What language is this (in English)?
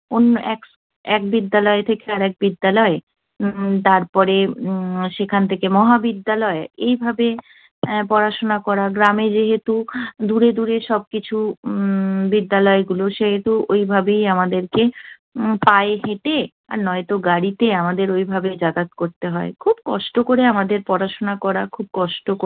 Bangla